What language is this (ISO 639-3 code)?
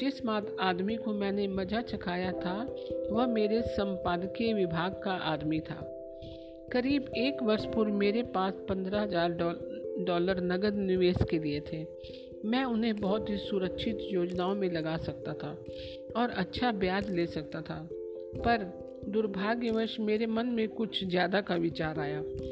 hin